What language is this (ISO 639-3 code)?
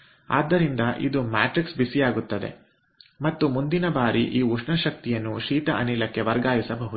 kan